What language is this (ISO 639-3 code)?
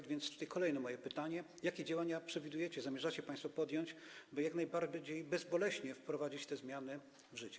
pol